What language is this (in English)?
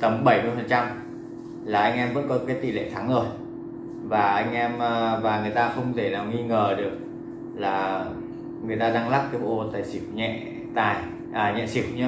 Vietnamese